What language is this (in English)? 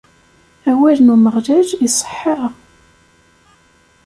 Kabyle